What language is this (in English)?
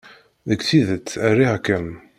Kabyle